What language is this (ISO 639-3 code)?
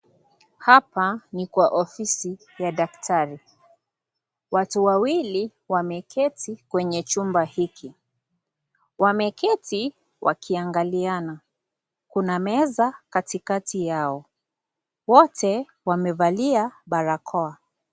swa